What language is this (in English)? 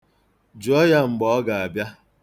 Igbo